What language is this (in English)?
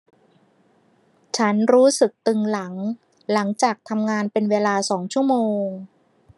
Thai